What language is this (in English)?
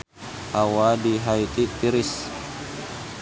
Sundanese